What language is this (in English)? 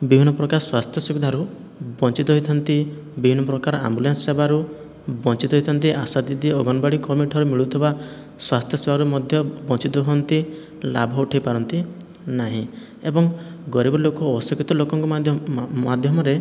Odia